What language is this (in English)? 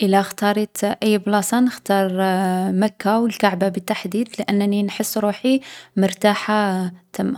Algerian Arabic